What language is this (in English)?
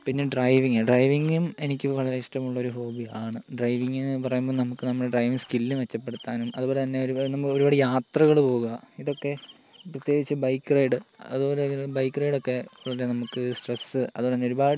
Malayalam